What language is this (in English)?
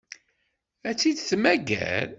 Kabyle